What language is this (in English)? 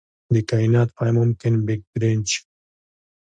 Pashto